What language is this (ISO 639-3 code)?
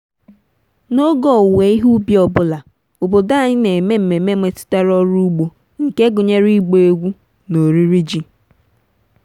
ibo